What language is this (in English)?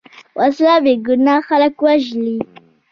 Pashto